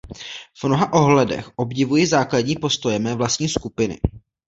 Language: Czech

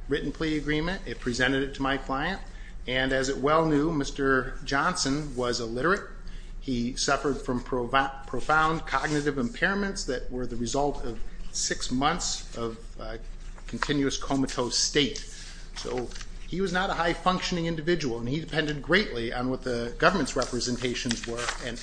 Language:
English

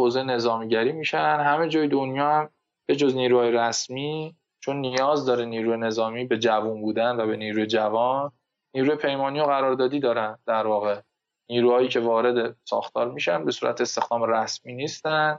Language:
Persian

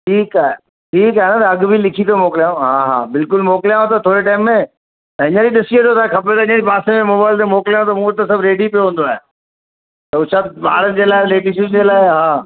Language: Sindhi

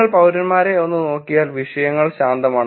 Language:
Malayalam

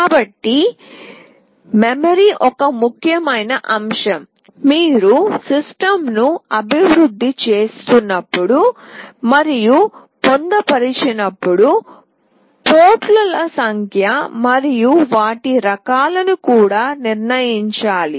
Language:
Telugu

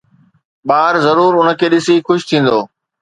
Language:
Sindhi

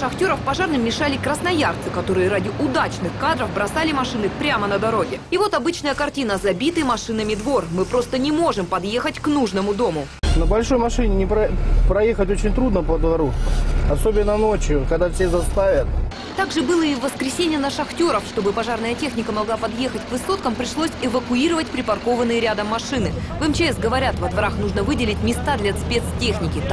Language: Russian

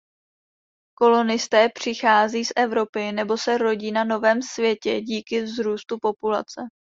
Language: Czech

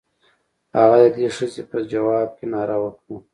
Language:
Pashto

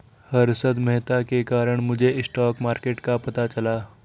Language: Hindi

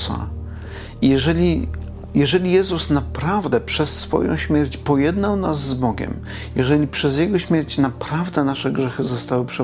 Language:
Polish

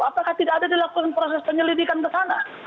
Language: Indonesian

